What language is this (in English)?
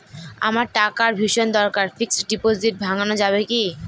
Bangla